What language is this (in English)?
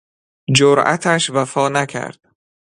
Persian